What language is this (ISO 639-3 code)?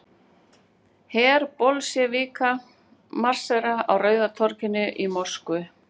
isl